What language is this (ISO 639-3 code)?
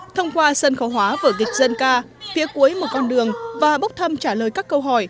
vie